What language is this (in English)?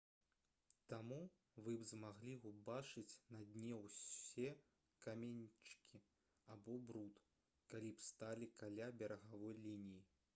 Belarusian